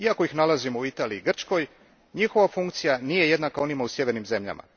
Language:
Croatian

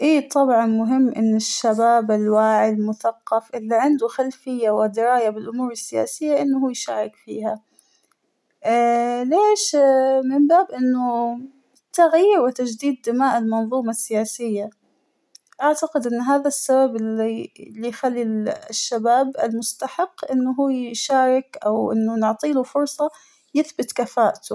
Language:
Hijazi Arabic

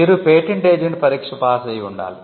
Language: Telugu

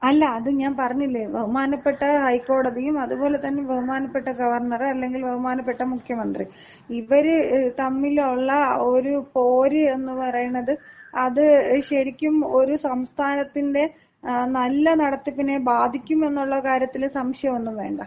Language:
Malayalam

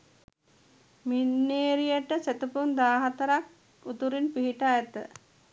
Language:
Sinhala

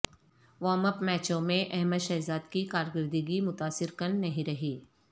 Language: Urdu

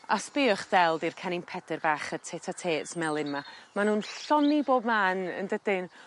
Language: Welsh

